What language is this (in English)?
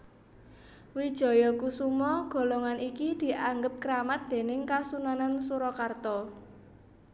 Javanese